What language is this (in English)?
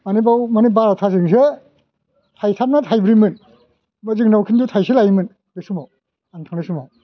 Bodo